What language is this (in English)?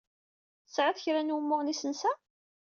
Kabyle